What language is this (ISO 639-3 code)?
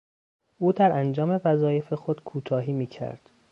fas